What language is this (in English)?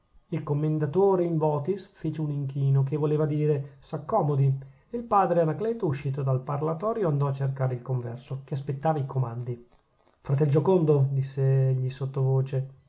Italian